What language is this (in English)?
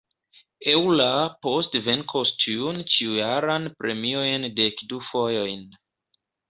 Esperanto